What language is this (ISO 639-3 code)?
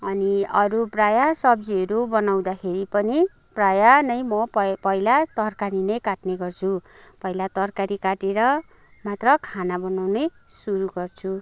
nep